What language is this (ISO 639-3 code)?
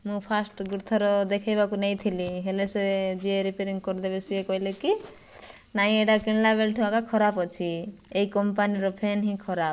ori